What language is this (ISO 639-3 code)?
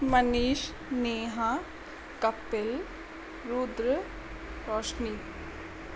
snd